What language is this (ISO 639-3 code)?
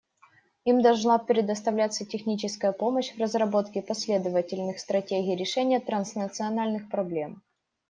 rus